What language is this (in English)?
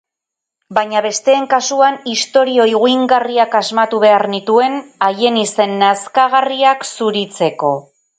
Basque